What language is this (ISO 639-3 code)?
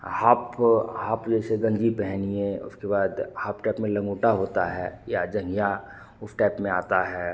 hin